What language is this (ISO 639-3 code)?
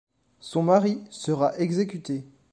fra